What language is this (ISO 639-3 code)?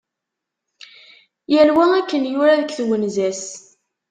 kab